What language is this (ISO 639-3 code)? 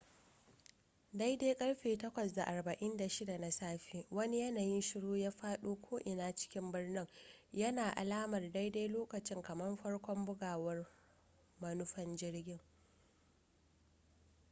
hau